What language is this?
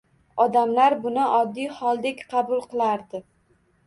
Uzbek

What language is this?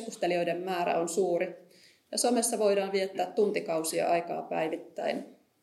Finnish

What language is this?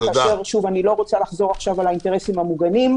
Hebrew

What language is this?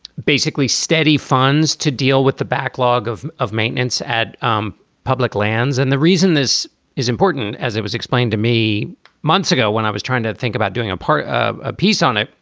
English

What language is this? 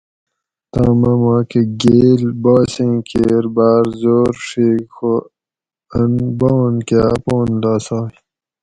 Gawri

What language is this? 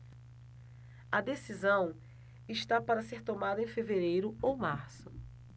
Portuguese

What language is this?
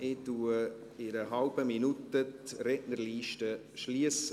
Swiss German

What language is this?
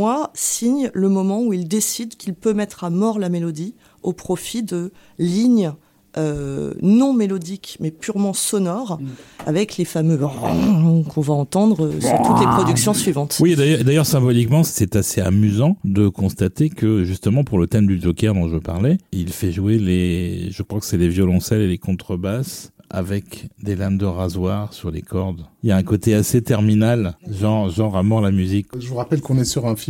French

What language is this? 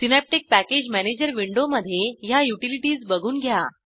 Marathi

